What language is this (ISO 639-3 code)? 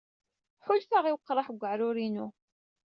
kab